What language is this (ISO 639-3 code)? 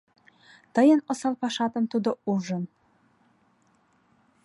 chm